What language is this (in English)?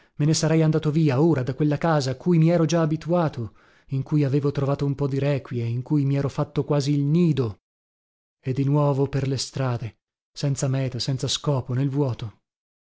Italian